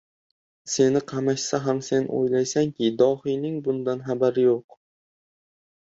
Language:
Uzbek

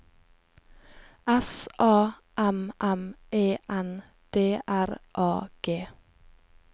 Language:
Norwegian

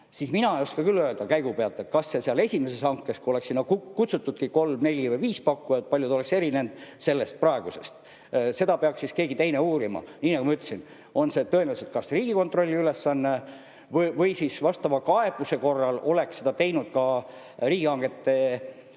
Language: Estonian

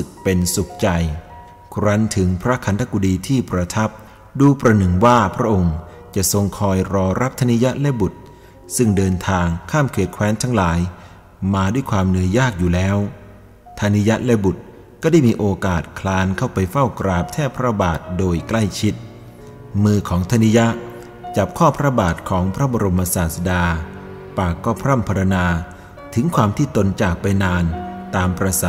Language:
Thai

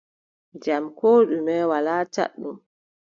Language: Adamawa Fulfulde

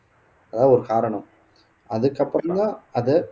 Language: Tamil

